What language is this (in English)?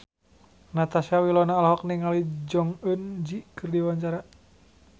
Sundanese